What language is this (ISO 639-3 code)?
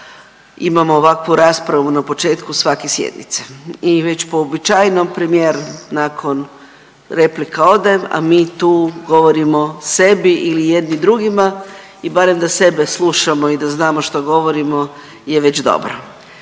hrv